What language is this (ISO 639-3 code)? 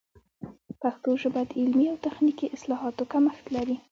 pus